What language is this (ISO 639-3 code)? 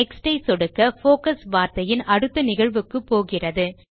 tam